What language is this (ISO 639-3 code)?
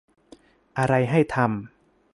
tha